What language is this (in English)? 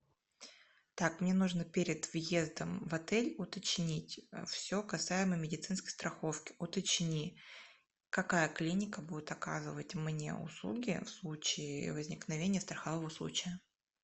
Russian